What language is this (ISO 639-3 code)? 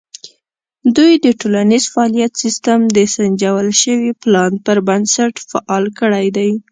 pus